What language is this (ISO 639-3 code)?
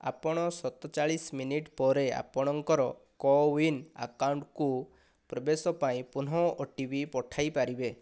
ori